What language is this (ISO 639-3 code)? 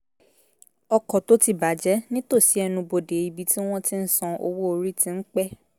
yor